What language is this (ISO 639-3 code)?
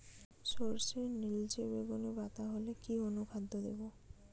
ben